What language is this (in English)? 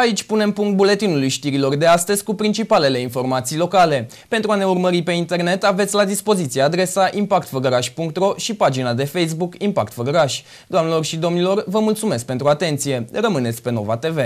Romanian